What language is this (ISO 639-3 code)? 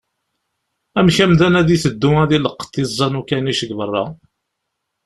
kab